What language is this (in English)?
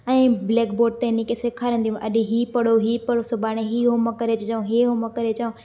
Sindhi